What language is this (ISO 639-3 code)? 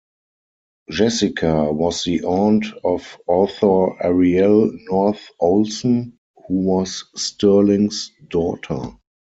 eng